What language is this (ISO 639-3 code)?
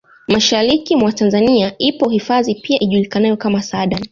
swa